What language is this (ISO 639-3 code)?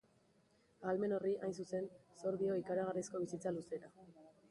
eus